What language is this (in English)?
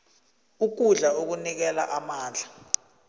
South Ndebele